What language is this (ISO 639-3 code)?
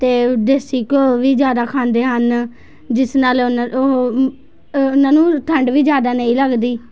pan